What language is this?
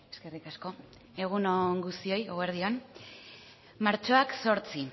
Basque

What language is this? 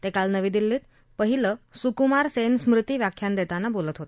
Marathi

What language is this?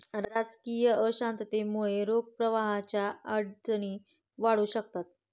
Marathi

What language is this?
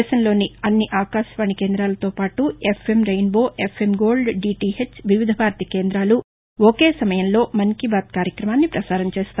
Telugu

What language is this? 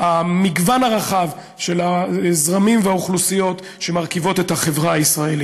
Hebrew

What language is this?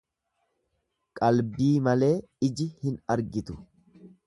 Oromo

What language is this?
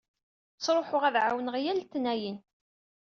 Kabyle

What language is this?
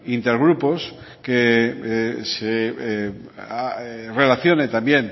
Spanish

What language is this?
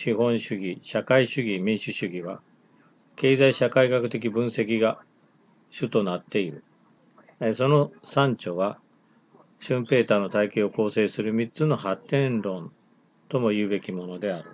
Japanese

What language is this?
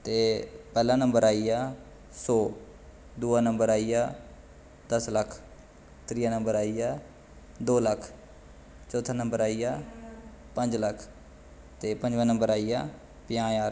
Dogri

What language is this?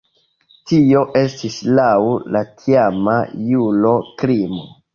Esperanto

